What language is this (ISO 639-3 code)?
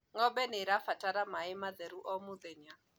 kik